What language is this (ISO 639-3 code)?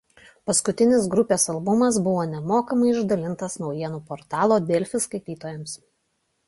lit